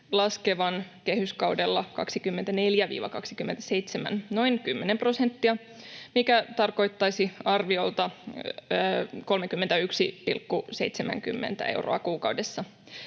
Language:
Finnish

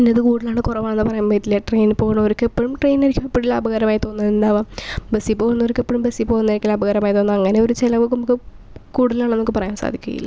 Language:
Malayalam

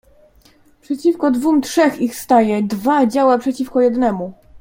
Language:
Polish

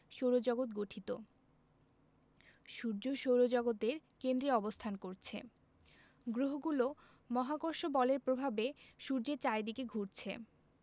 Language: Bangla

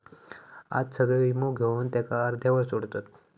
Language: Marathi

